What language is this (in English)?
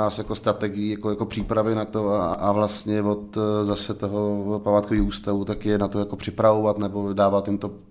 Czech